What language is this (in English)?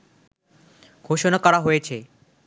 Bangla